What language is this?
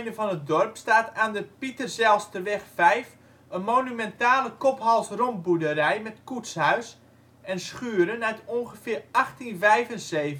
Dutch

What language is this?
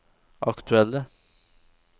Norwegian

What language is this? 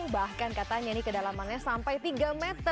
Indonesian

